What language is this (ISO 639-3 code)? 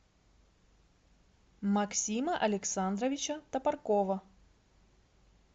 rus